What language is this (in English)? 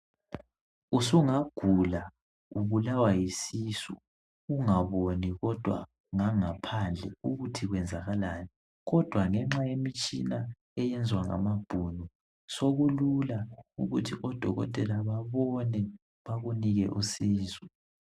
North Ndebele